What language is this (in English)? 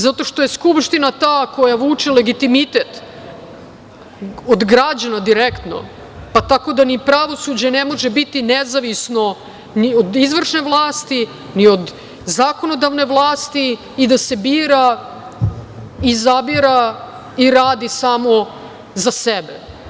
Serbian